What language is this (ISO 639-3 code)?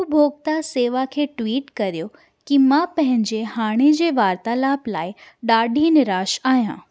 snd